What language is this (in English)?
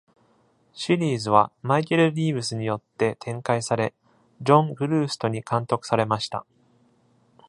Japanese